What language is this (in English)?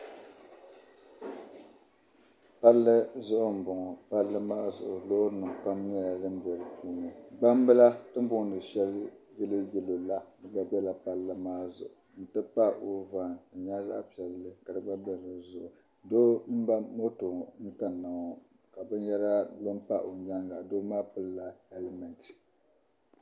Dagbani